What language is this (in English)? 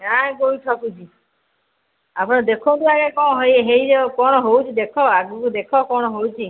Odia